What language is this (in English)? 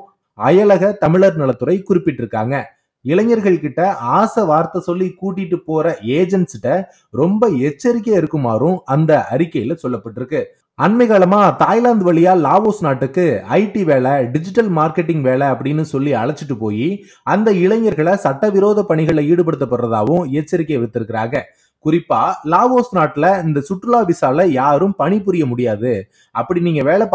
Tamil